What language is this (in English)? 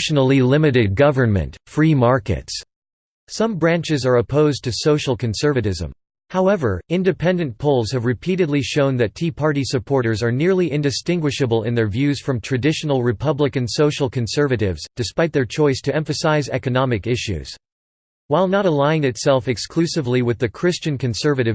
English